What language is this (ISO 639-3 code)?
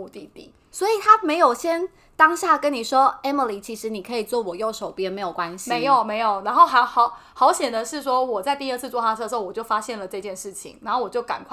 zho